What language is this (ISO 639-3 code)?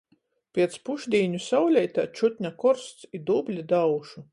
ltg